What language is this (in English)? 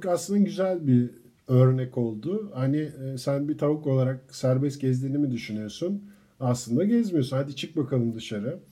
Turkish